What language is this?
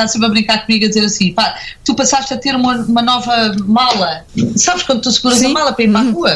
Portuguese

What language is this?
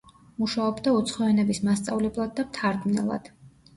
Georgian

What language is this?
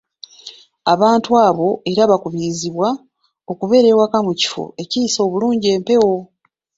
Ganda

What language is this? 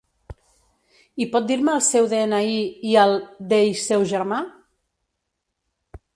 Catalan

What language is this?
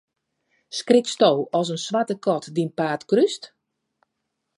Western Frisian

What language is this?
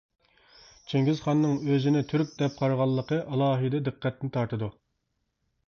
Uyghur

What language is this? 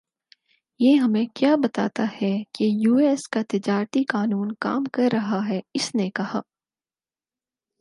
Urdu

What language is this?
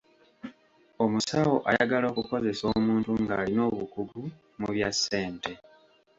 Ganda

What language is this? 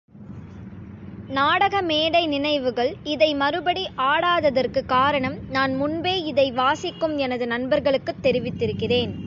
Tamil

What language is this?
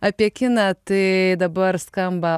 Lithuanian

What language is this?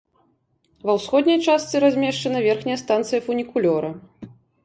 Belarusian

